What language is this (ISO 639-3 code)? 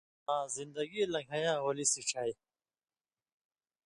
mvy